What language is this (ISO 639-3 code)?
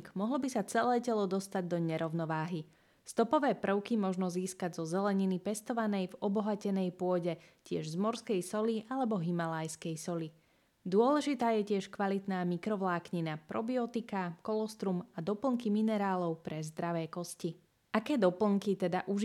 slk